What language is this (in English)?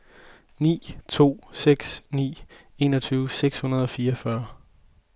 Danish